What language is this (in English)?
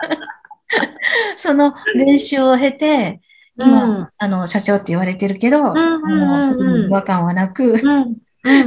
Japanese